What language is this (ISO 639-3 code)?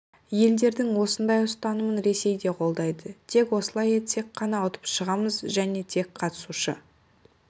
kaz